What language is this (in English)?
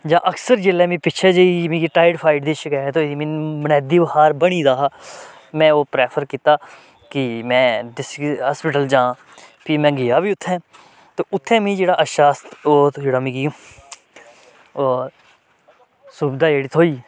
Dogri